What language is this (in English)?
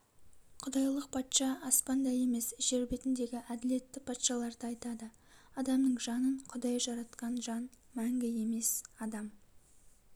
Kazakh